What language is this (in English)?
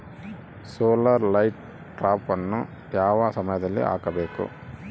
Kannada